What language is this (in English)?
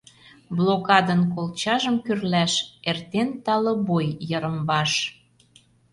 Mari